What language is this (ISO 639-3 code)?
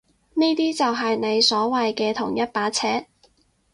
yue